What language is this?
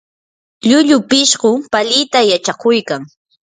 Yanahuanca Pasco Quechua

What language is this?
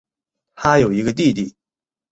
Chinese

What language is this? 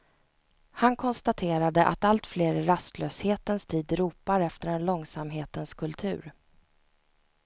Swedish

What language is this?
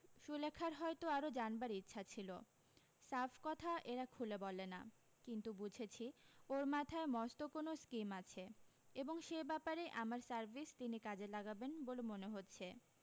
Bangla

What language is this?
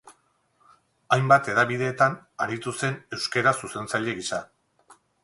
Basque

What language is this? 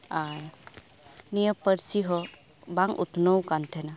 Santali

